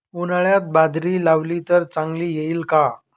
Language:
Marathi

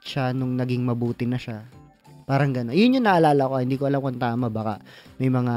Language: Filipino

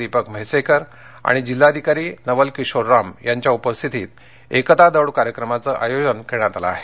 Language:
Marathi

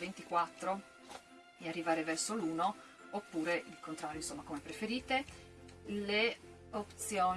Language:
Italian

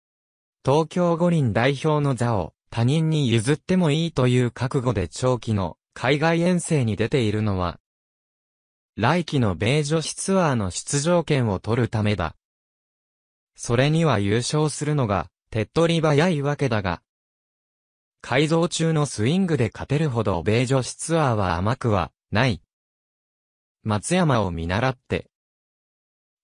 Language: Japanese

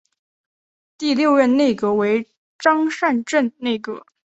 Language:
Chinese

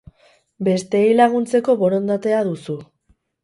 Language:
Basque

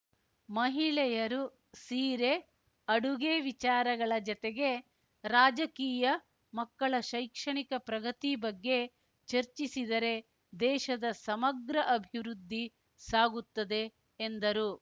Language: Kannada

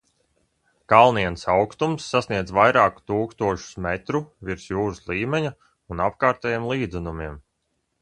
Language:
Latvian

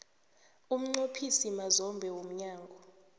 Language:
South Ndebele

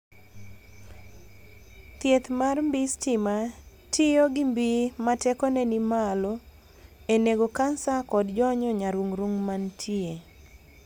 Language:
Luo (Kenya and Tanzania)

